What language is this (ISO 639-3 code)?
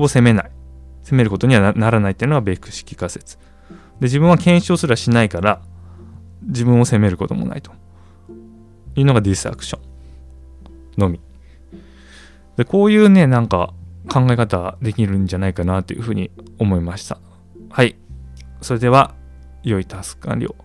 jpn